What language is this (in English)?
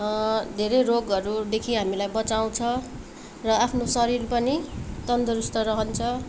Nepali